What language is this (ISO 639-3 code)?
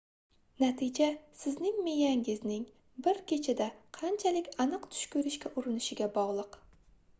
uzb